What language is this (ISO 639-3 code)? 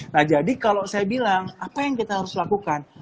ind